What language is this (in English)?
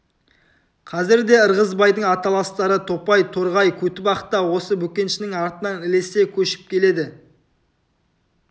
Kazakh